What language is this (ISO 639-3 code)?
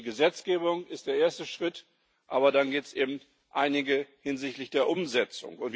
deu